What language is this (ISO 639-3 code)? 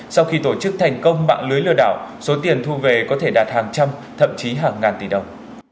vie